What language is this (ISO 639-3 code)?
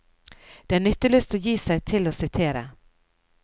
nor